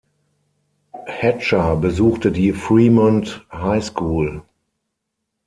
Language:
German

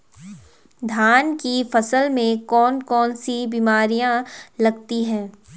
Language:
Hindi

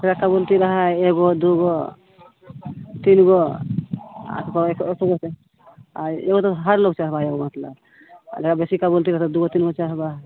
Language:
Maithili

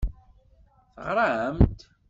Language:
Kabyle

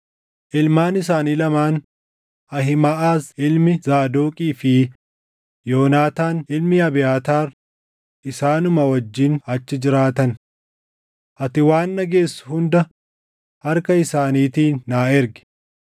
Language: Oromo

